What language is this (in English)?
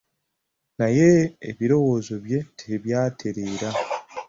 Ganda